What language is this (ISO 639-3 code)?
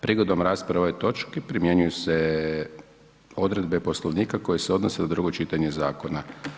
hrv